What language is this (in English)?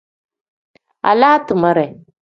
Tem